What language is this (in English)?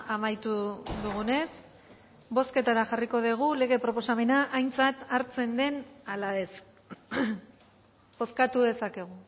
Basque